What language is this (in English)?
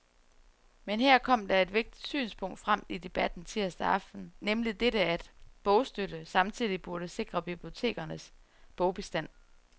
Danish